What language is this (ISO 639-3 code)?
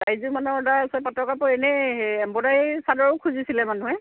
asm